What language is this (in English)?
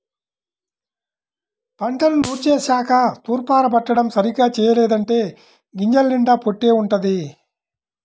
Telugu